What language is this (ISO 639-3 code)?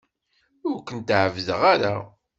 kab